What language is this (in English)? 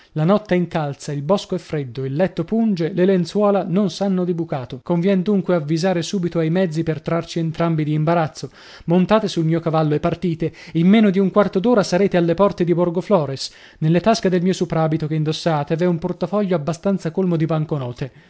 Italian